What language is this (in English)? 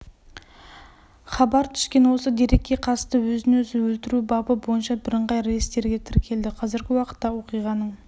Kazakh